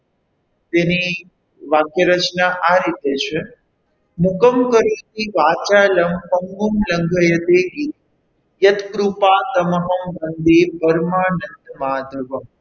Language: Gujarati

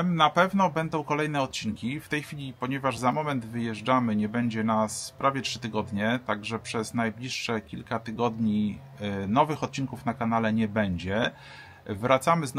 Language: Polish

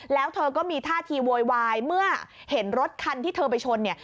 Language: Thai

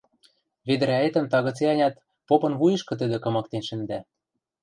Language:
Western Mari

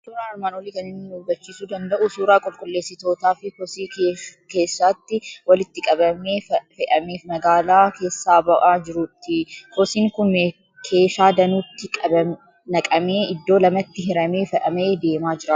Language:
Oromo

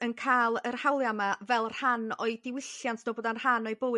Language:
Welsh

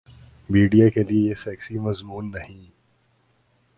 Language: Urdu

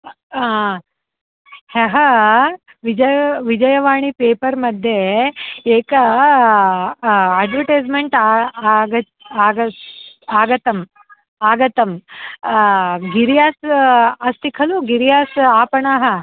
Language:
Sanskrit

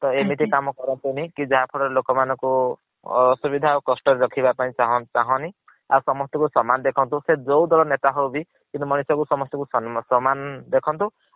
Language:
Odia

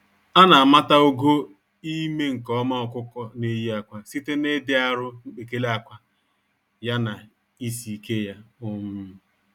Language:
Igbo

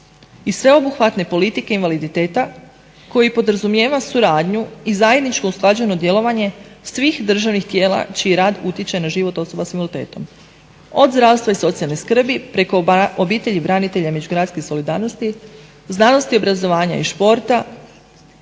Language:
Croatian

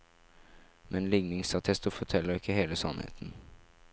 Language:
Norwegian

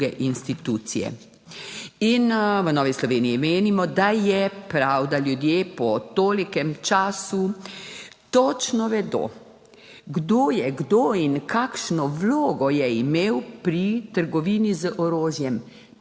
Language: Slovenian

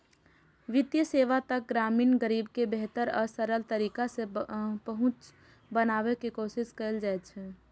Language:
Maithili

